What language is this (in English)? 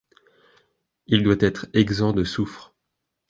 French